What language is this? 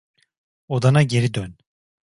Turkish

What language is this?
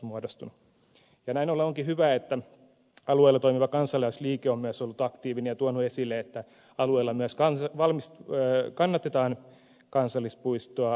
Finnish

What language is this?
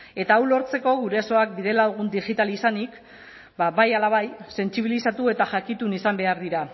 Basque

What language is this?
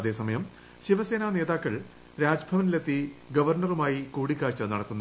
Malayalam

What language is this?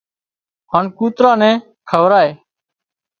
Wadiyara Koli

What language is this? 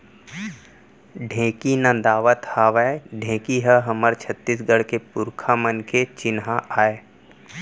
Chhattisgarhi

